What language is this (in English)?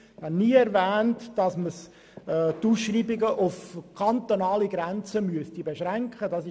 Swiss German